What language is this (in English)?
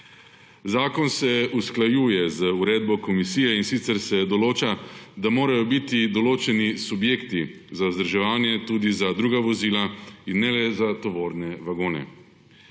Slovenian